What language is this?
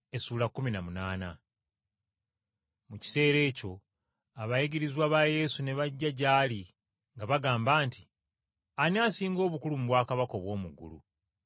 Ganda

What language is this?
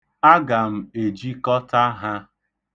Igbo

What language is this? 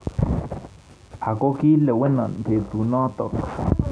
Kalenjin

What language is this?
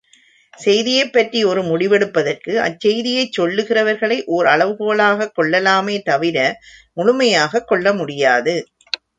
Tamil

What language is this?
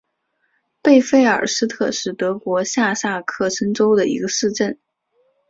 Chinese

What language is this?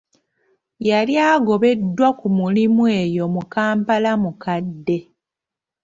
Ganda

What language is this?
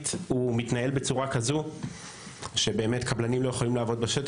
Hebrew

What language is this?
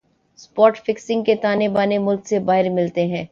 Urdu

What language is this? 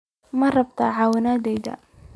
Somali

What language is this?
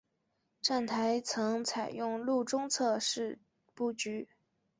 Chinese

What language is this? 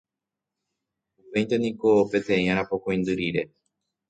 Guarani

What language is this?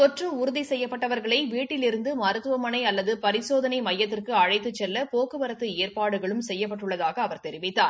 Tamil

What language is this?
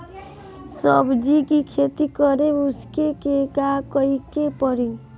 Bhojpuri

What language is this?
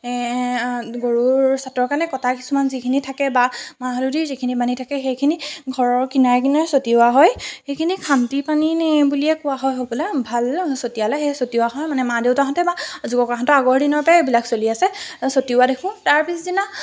Assamese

